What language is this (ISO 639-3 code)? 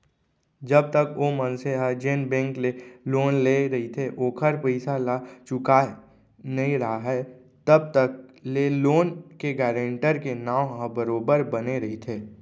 hne